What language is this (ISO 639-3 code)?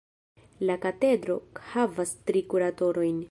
epo